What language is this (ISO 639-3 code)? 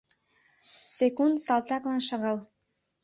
chm